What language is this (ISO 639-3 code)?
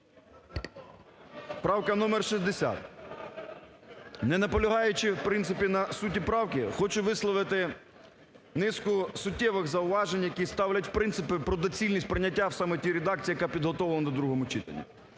ukr